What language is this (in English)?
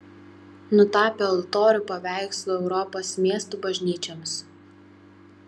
Lithuanian